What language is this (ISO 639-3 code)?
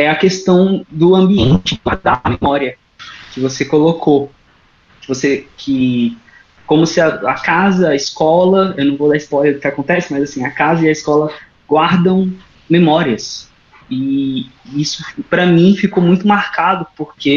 por